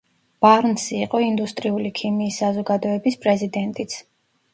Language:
Georgian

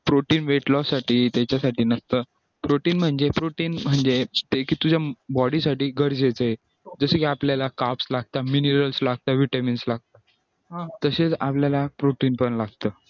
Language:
Marathi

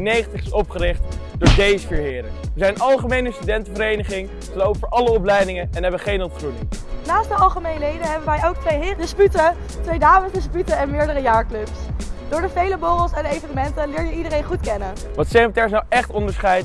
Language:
Dutch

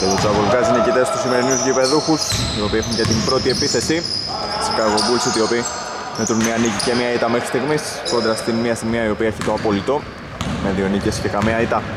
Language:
Greek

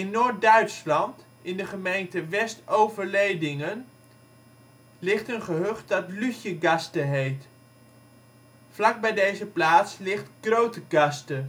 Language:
Dutch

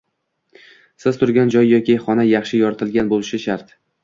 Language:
Uzbek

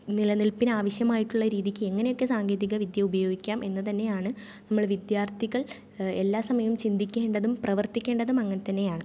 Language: Malayalam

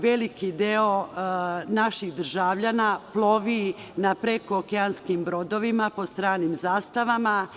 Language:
Serbian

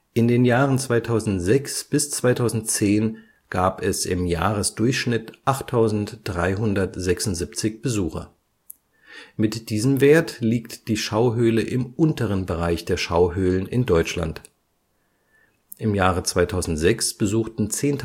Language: German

